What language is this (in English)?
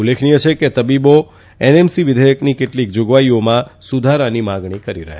Gujarati